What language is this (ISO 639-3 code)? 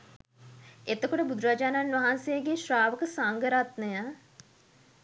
sin